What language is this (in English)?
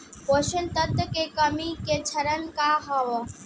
Bhojpuri